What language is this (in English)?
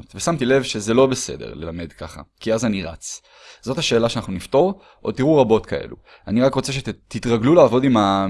Hebrew